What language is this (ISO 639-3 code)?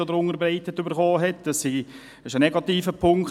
gsw